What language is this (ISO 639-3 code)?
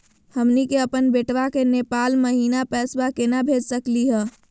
mag